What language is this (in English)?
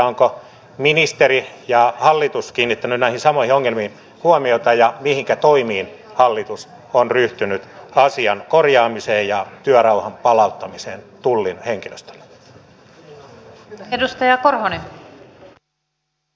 Finnish